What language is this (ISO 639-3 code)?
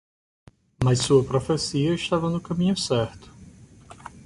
por